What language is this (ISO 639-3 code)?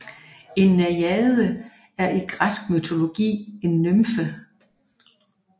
dan